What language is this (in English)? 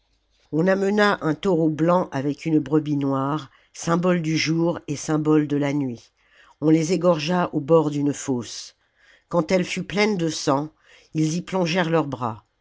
French